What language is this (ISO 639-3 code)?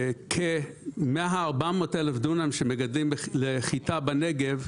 heb